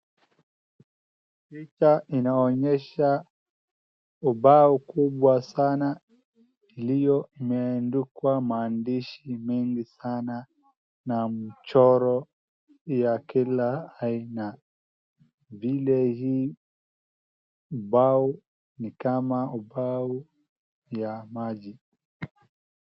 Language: Swahili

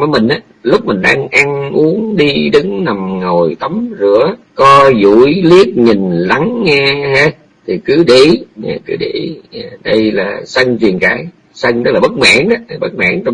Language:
Vietnamese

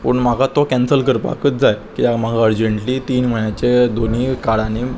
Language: Konkani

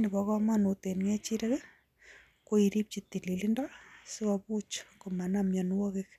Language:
Kalenjin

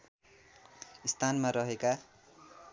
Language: Nepali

